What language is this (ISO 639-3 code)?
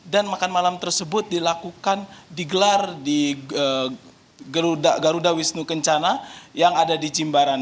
ind